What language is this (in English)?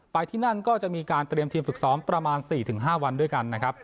Thai